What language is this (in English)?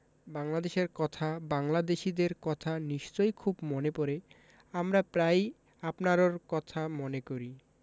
Bangla